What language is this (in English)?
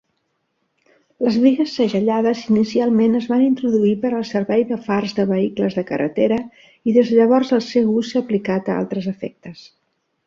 Catalan